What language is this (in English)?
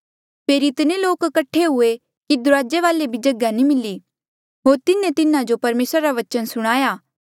Mandeali